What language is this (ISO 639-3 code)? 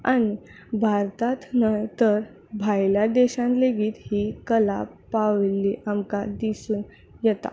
kok